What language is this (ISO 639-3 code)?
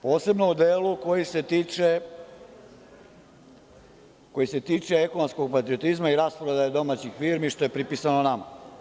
srp